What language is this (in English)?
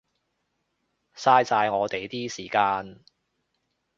Cantonese